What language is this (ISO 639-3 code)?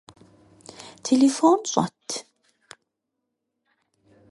kbd